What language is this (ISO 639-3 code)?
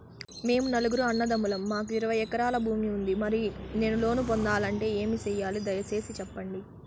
tel